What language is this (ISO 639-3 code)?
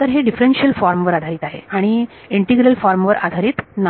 mar